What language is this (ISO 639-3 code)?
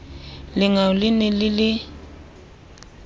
sot